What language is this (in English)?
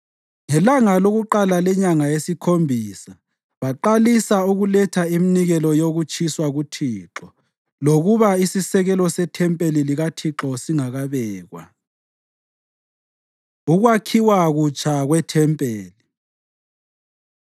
North Ndebele